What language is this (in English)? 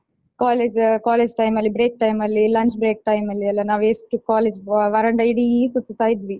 Kannada